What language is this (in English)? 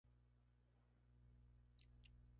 Spanish